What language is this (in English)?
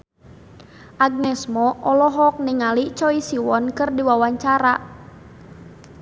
Sundanese